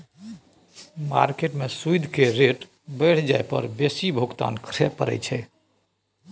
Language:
Maithili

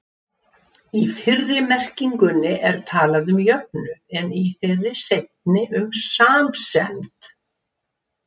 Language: Icelandic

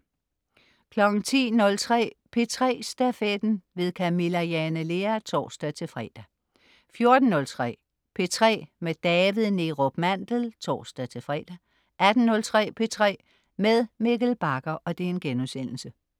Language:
Danish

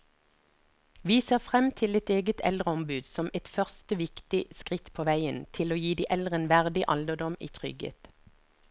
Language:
Norwegian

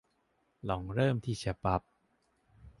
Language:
Thai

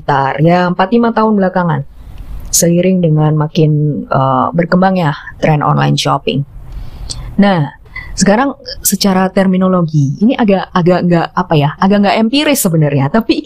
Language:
Indonesian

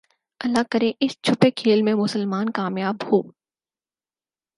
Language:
Urdu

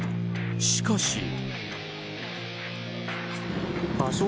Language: Japanese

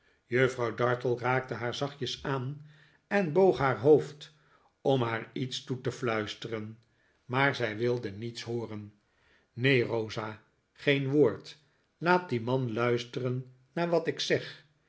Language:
Dutch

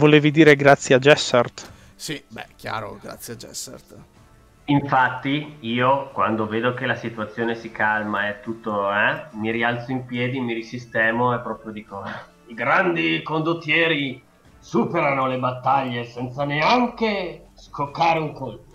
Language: Italian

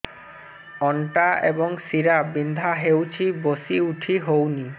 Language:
Odia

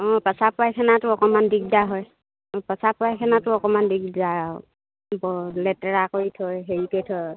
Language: Assamese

